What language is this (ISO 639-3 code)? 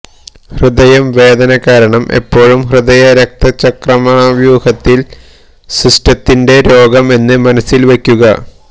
mal